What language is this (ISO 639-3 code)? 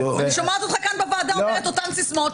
heb